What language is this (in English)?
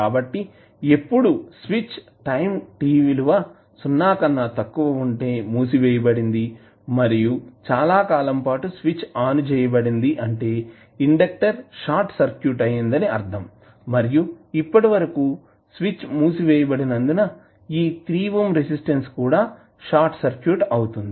Telugu